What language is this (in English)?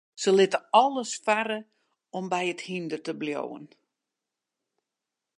Western Frisian